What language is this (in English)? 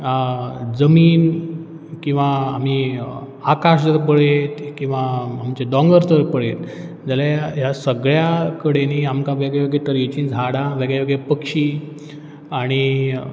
Konkani